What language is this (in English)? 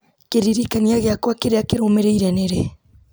Kikuyu